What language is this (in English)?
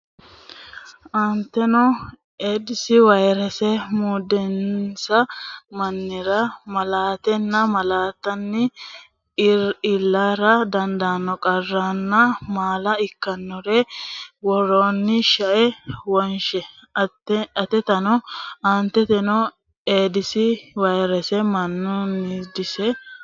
Sidamo